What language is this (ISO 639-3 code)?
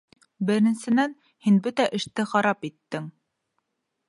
bak